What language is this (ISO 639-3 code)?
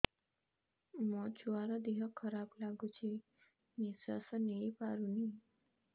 ori